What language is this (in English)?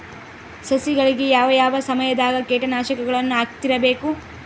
Kannada